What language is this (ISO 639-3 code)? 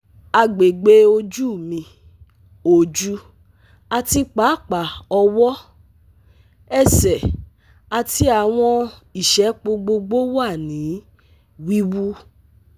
yor